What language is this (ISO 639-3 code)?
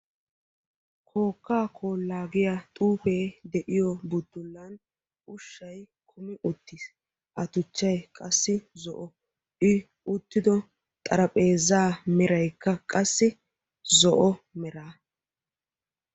wal